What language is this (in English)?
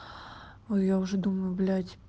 Russian